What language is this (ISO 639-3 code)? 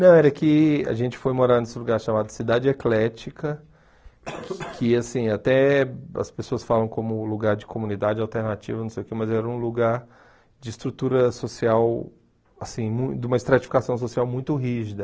por